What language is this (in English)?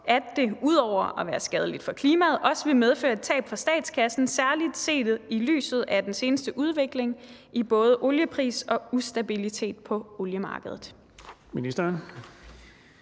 Danish